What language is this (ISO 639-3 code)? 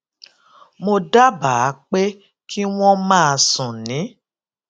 yor